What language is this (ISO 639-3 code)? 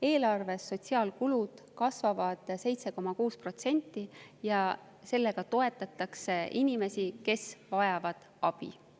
est